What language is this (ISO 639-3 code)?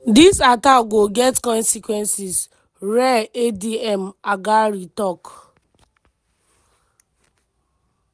pcm